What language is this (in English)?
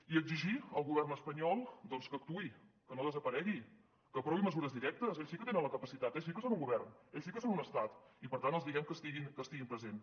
Catalan